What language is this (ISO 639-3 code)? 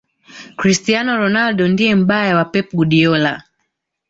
swa